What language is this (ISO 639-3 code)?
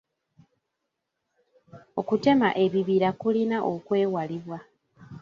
lug